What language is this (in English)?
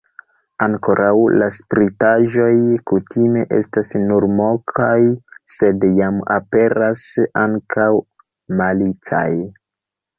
Esperanto